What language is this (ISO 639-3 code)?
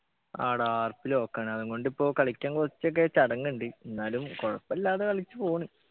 mal